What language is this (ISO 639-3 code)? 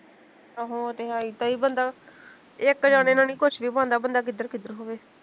pan